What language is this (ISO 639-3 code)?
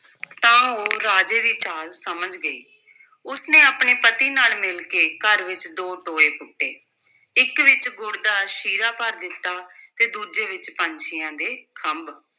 pan